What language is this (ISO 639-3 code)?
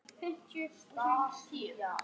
isl